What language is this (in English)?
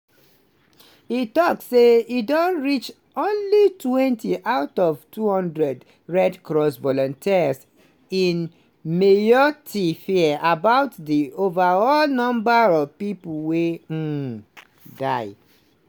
Nigerian Pidgin